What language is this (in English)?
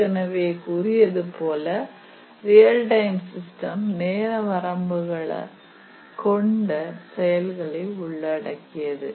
Tamil